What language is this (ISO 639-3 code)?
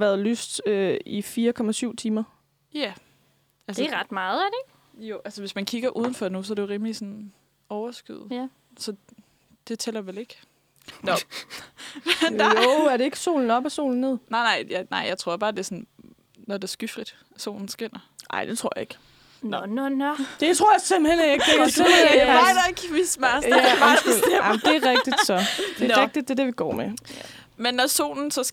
dan